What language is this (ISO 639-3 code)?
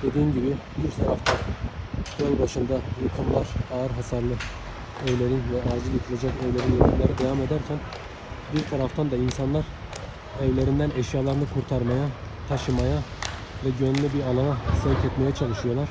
tur